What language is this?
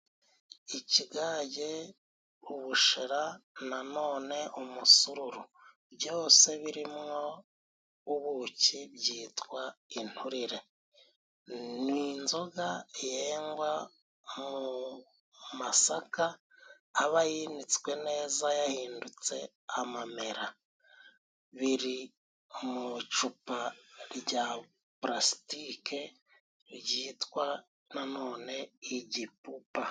Kinyarwanda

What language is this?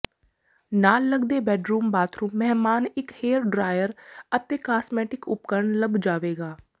Punjabi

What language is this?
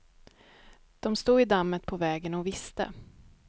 Swedish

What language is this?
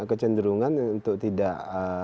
Indonesian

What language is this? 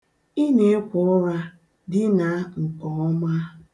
Igbo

